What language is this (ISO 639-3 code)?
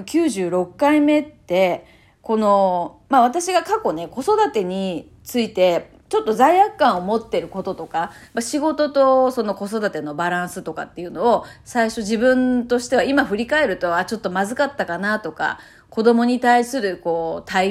jpn